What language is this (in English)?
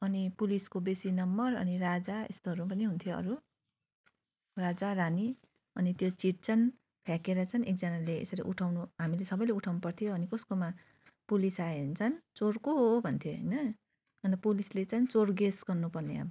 Nepali